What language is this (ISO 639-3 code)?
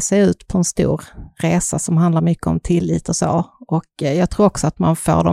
swe